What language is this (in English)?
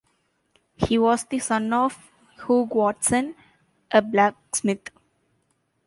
English